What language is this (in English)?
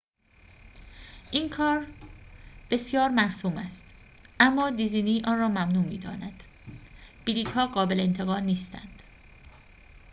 Persian